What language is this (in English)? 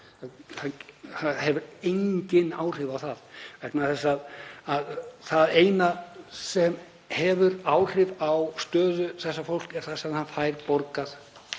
Icelandic